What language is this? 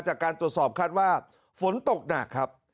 Thai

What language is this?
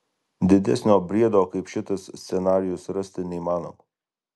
Lithuanian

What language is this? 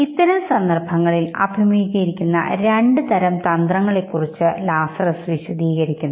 Malayalam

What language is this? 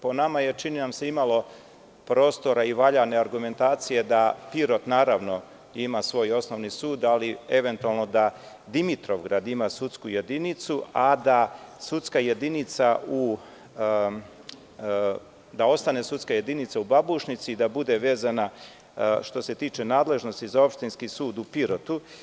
Serbian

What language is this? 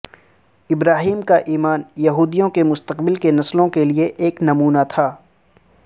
Urdu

